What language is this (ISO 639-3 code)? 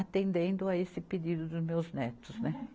por